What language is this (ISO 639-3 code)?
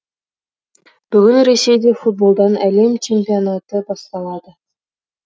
kaz